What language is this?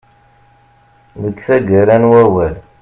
Kabyle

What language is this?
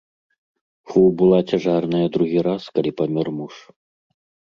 Belarusian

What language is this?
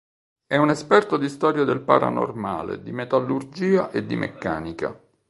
Italian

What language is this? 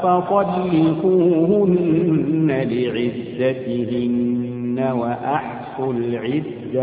Arabic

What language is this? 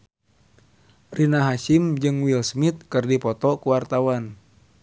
Sundanese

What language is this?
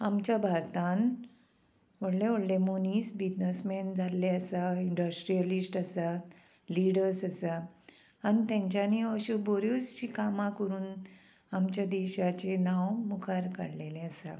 Konkani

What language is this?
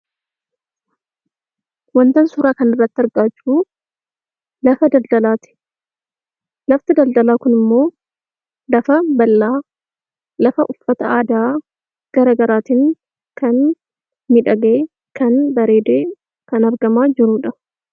Oromo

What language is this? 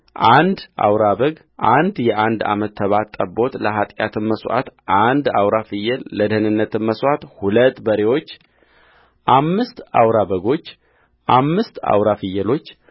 Amharic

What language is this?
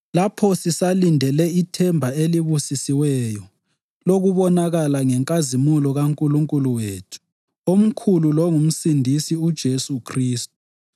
North Ndebele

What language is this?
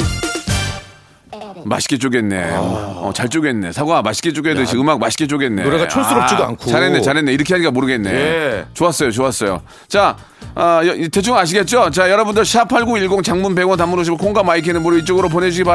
Korean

